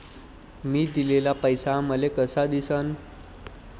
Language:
Marathi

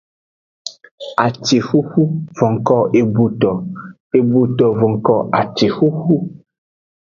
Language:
Aja (Benin)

